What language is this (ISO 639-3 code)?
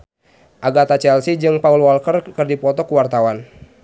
sun